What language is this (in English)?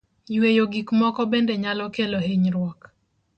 Luo (Kenya and Tanzania)